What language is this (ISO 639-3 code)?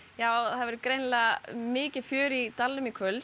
isl